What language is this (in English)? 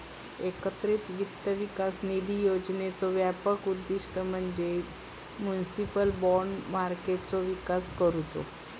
Marathi